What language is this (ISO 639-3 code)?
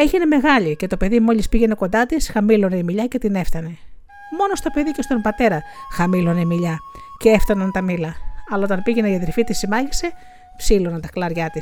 ell